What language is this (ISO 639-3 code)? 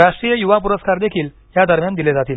mar